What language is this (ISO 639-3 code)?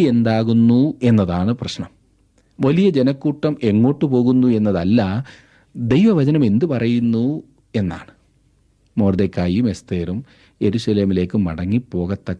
mal